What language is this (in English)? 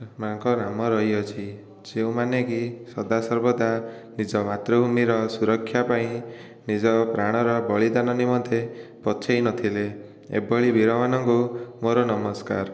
Odia